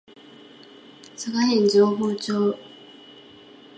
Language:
Japanese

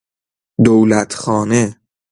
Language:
Persian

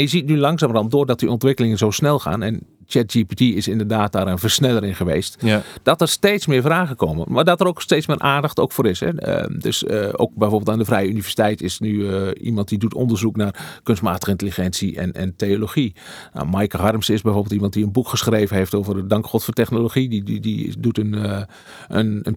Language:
Dutch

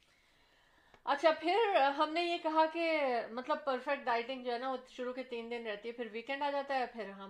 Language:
Urdu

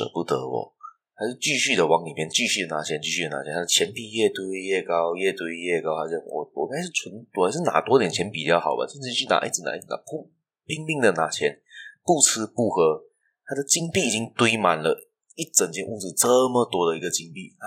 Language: Chinese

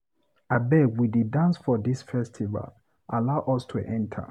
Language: Nigerian Pidgin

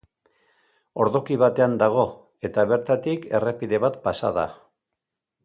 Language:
Basque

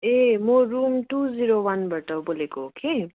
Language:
Nepali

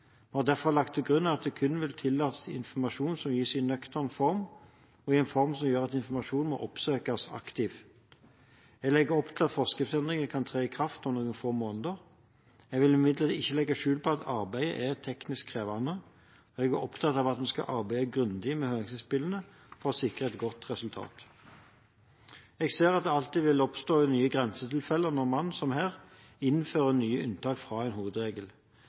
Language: Norwegian Bokmål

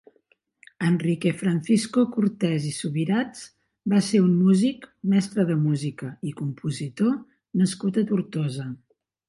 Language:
Catalan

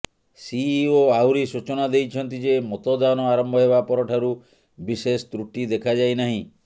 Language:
Odia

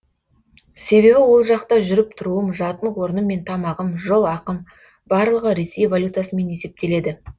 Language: Kazakh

